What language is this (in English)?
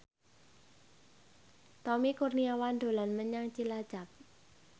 Javanese